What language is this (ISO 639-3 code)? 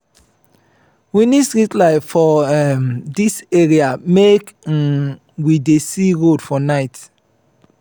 pcm